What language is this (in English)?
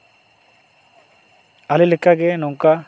Santali